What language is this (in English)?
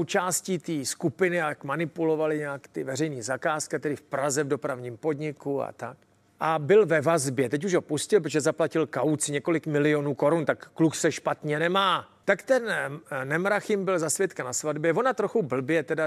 Czech